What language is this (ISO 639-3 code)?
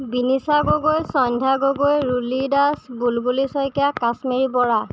asm